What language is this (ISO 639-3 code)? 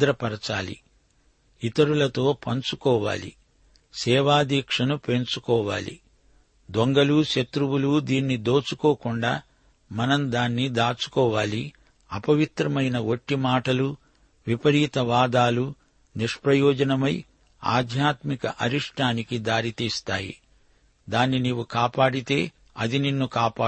tel